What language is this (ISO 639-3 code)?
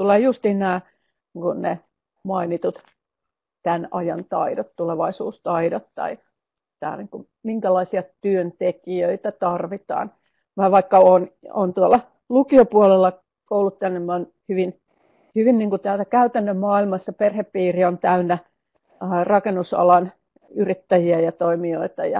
fin